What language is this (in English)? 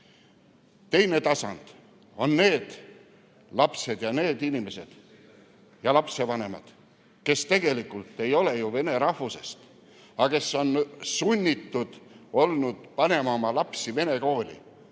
Estonian